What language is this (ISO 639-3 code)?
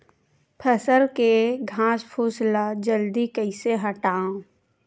hne